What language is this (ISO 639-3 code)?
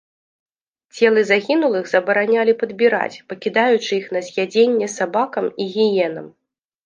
bel